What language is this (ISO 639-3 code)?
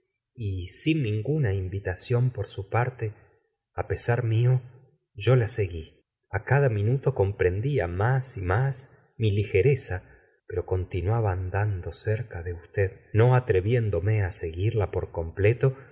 spa